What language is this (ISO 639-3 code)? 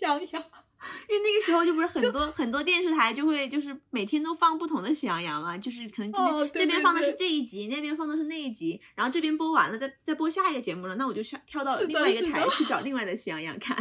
zho